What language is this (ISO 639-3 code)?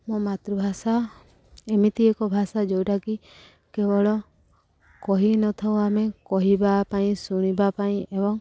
ori